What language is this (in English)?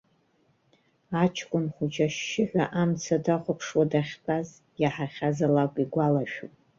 Abkhazian